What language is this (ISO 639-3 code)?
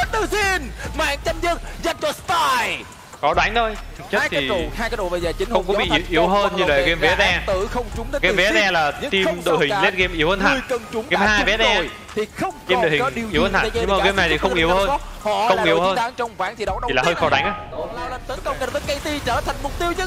vie